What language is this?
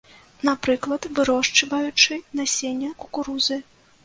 Belarusian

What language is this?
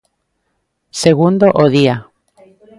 Galician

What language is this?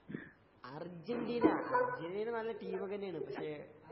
Malayalam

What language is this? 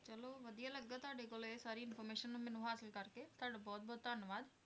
Punjabi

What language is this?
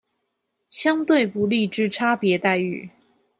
Chinese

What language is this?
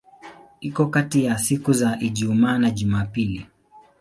Swahili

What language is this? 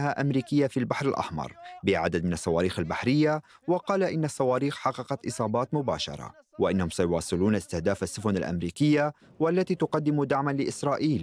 Arabic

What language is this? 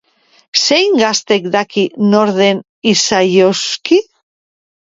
Basque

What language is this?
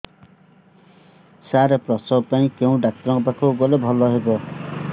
Odia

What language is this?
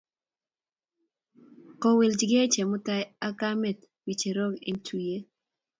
Kalenjin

